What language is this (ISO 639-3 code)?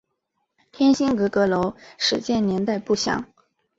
zho